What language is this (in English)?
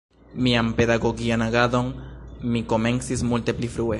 Esperanto